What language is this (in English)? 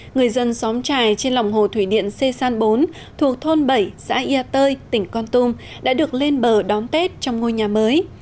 Vietnamese